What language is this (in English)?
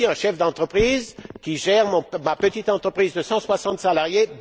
French